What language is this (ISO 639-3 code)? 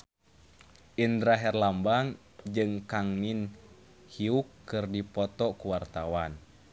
sun